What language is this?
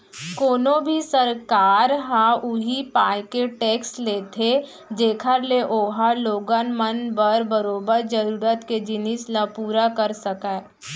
Chhattisgarhi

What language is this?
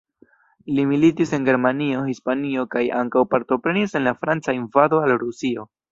Esperanto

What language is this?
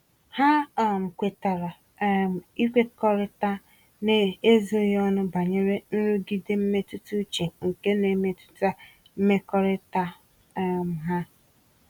Igbo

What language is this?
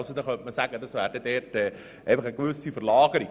Swiss German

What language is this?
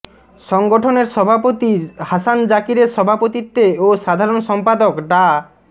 Bangla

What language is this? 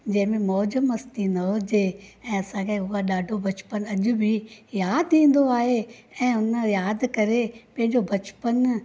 Sindhi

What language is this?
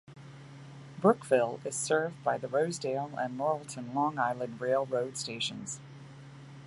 English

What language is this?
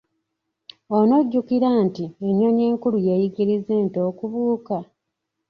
Ganda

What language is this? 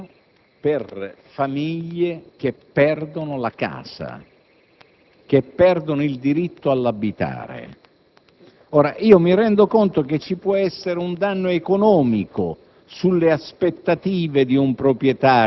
Italian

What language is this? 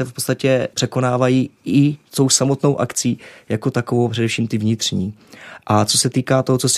Czech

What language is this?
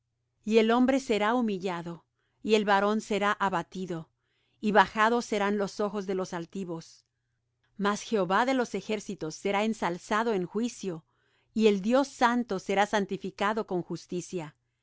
Spanish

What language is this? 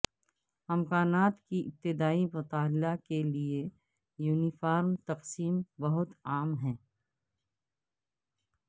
Urdu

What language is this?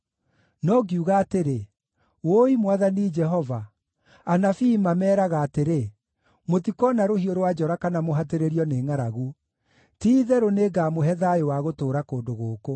Kikuyu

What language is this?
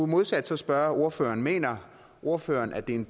Danish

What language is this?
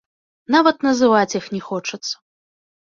Belarusian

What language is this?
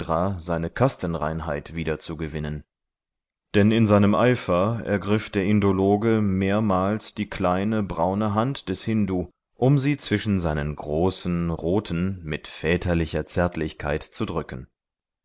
German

